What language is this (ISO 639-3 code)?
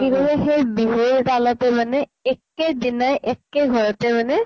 asm